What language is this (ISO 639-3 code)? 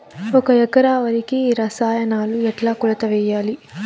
tel